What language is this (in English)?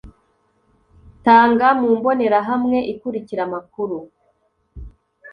Kinyarwanda